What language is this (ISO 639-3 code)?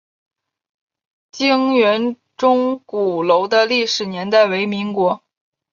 zho